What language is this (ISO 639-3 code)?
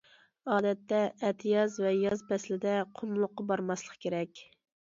uig